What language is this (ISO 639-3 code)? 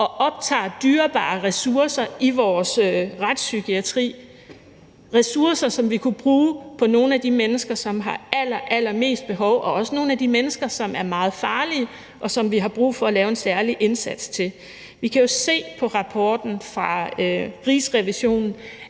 dan